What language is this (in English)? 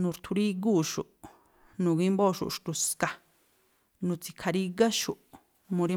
Tlacoapa Me'phaa